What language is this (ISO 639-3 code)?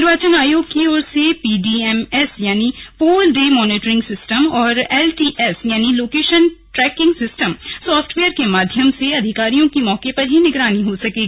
hin